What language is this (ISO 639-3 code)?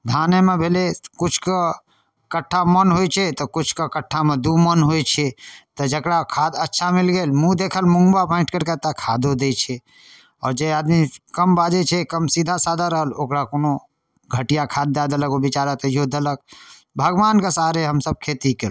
mai